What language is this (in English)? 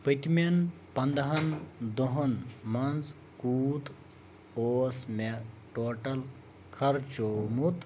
Kashmiri